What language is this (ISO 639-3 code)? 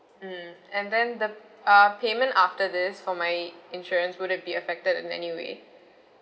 eng